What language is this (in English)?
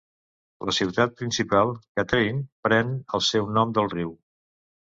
Catalan